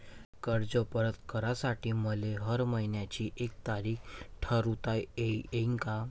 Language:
Marathi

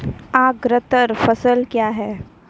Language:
Maithili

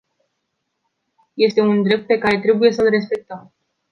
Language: Romanian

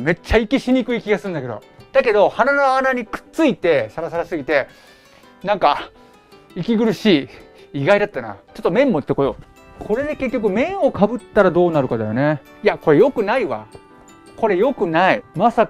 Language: Japanese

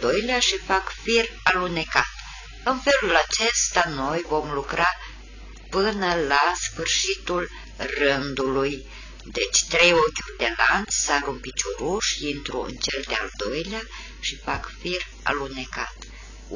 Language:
Romanian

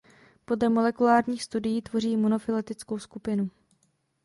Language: Czech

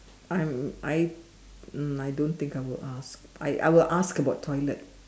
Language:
English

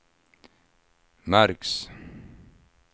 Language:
Swedish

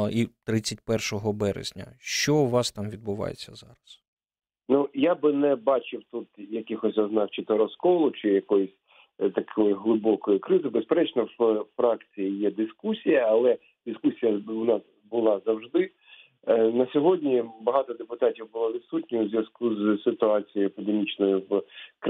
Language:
Ukrainian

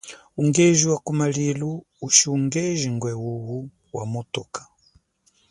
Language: Chokwe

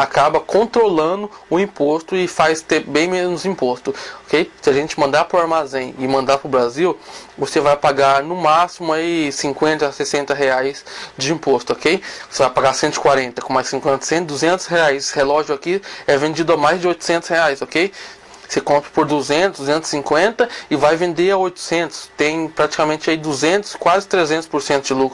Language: Portuguese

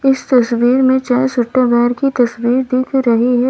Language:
Hindi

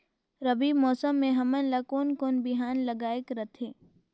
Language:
Chhattisgarhi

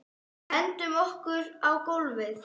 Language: Icelandic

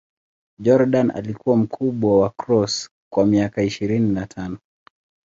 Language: Swahili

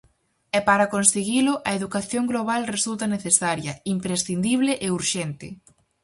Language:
Galician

